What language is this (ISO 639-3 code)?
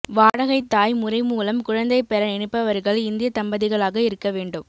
tam